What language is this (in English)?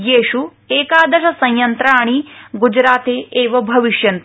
Sanskrit